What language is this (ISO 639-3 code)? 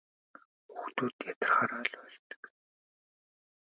mon